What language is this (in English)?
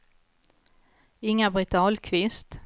Swedish